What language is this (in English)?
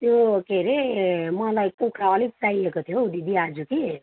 Nepali